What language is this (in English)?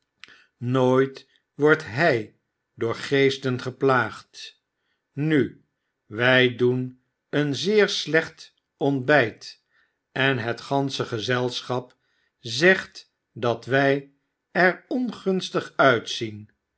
Dutch